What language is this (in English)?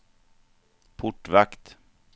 Swedish